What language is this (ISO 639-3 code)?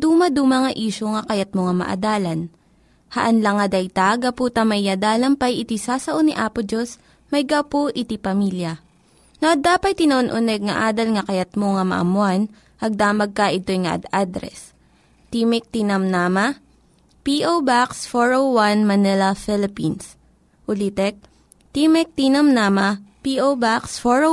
fil